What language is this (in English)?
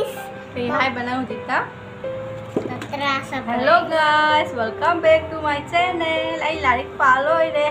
Thai